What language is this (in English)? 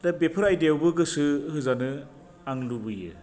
Bodo